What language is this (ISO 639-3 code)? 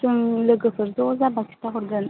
brx